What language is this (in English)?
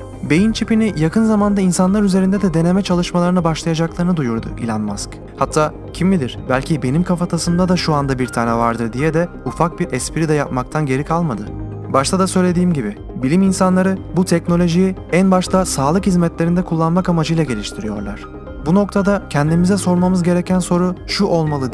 Turkish